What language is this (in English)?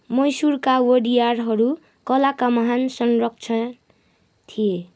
Nepali